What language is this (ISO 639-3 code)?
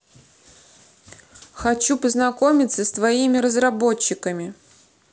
rus